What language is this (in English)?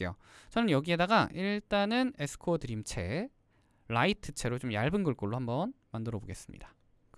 Korean